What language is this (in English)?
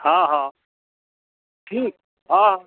Maithili